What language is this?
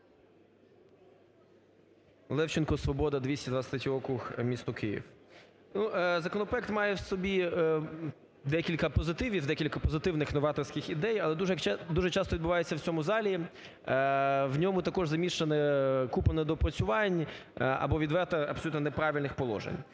Ukrainian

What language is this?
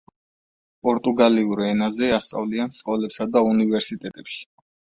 Georgian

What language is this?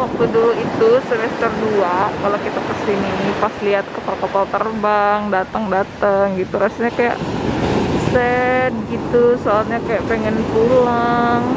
Indonesian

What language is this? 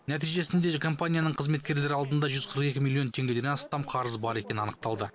Kazakh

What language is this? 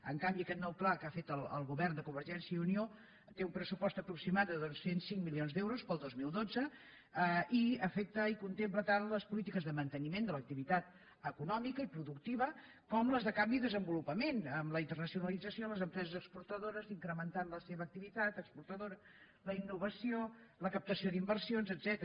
Catalan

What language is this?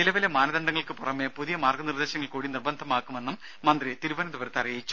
Malayalam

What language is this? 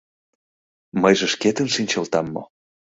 Mari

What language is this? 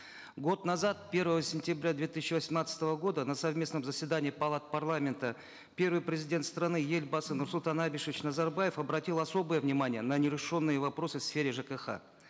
Kazakh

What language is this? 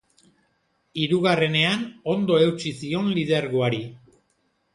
Basque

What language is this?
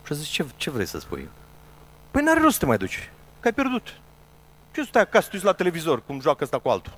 Romanian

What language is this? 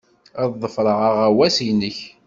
Kabyle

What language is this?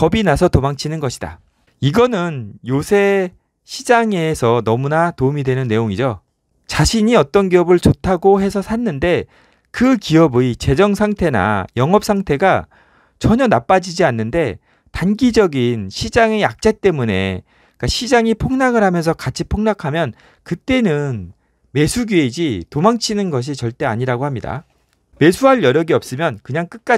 Korean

